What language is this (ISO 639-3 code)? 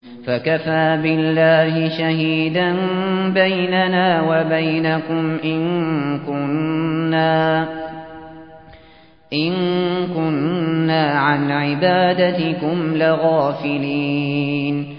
ara